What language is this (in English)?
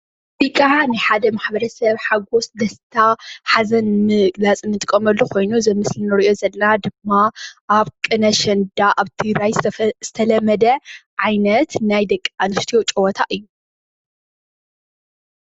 Tigrinya